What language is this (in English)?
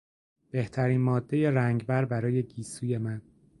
Persian